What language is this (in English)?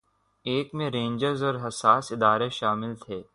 Urdu